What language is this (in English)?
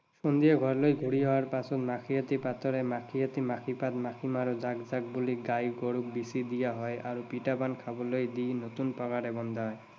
Assamese